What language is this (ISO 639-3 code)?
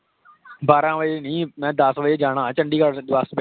pan